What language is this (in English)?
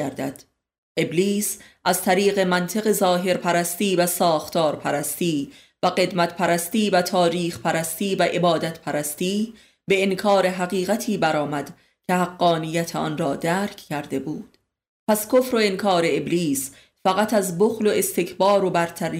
Persian